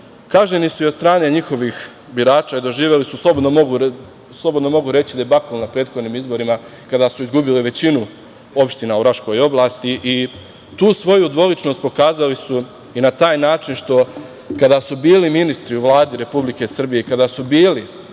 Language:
Serbian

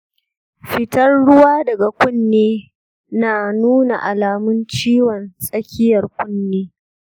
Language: Hausa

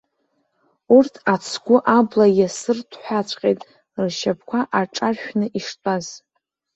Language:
Abkhazian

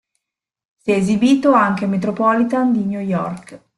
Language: Italian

